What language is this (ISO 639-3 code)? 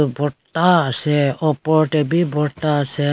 nag